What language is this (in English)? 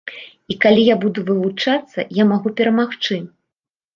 Belarusian